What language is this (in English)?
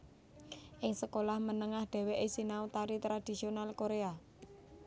Javanese